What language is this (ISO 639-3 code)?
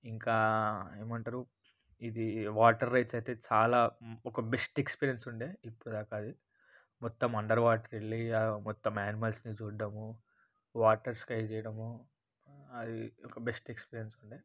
tel